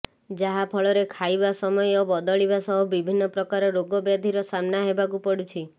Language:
Odia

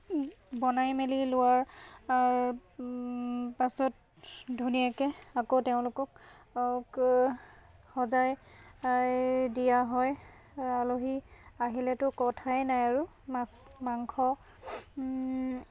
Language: Assamese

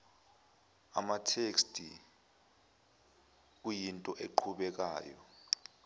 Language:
Zulu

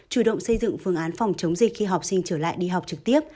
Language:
Vietnamese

